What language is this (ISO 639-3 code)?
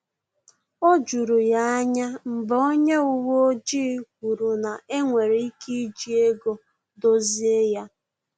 ibo